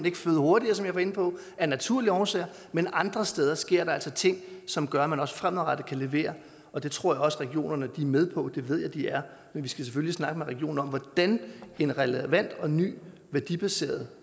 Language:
Danish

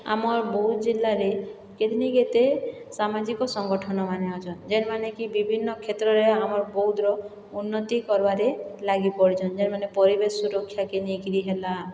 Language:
Odia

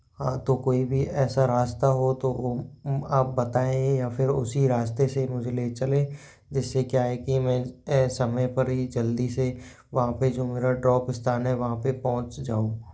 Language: Hindi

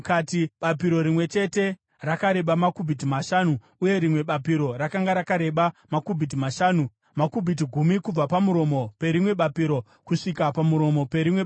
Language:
Shona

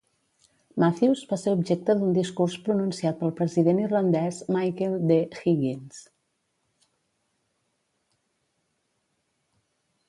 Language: Catalan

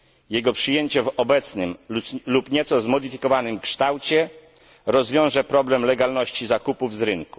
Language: Polish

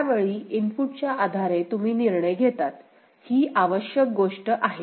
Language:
Marathi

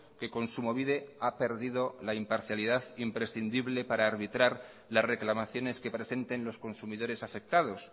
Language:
Spanish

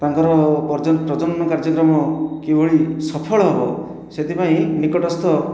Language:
Odia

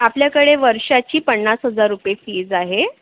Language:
Marathi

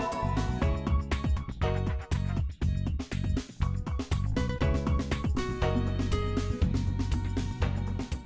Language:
Vietnamese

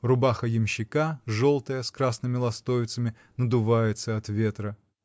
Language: Russian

